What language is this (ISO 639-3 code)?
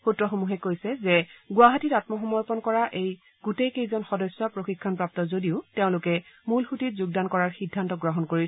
asm